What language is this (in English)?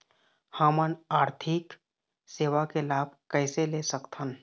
Chhattisgarhi